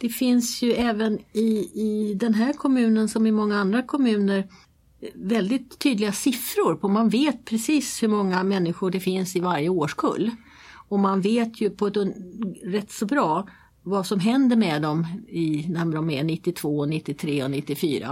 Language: Swedish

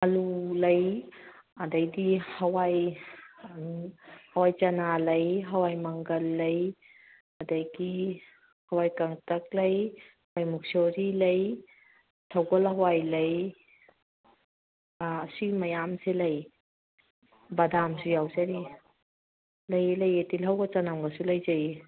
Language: Manipuri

